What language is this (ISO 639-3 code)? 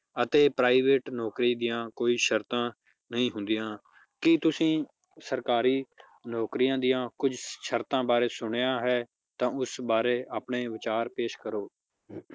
pan